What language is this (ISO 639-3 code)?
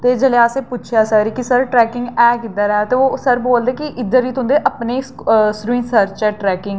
doi